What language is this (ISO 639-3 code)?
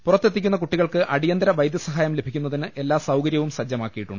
mal